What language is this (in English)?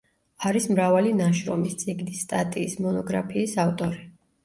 Georgian